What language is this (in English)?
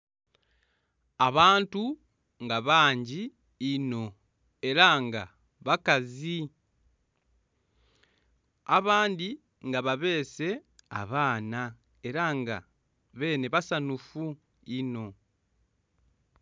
Soga